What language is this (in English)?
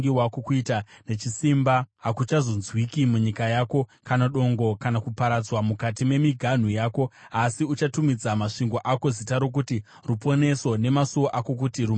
Shona